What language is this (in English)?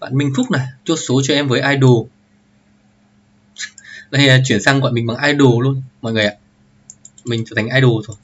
Vietnamese